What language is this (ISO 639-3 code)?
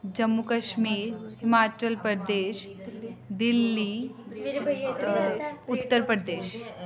doi